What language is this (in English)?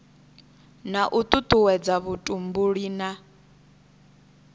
Venda